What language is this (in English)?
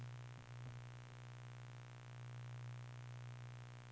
Danish